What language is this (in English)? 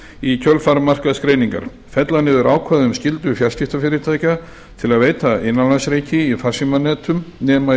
Icelandic